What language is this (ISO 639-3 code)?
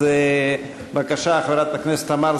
heb